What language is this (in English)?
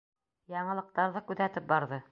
Bashkir